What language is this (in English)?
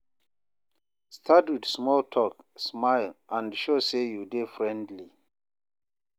Nigerian Pidgin